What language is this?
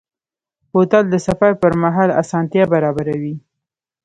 Pashto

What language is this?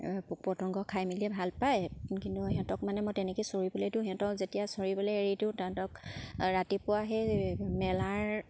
Assamese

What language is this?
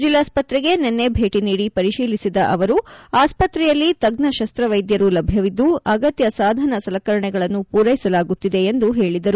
Kannada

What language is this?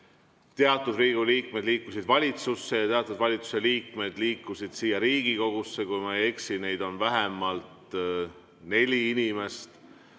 Estonian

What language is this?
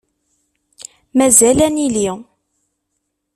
Kabyle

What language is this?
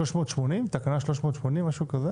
Hebrew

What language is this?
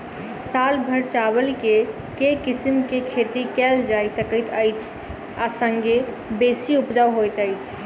Maithili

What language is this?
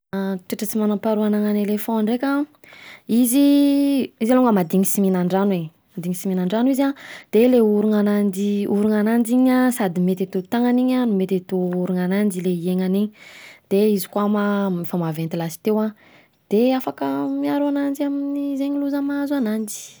Southern Betsimisaraka Malagasy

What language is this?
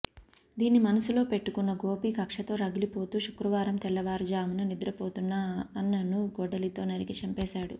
Telugu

